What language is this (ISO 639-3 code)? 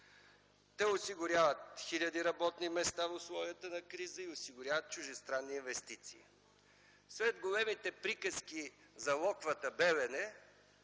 bul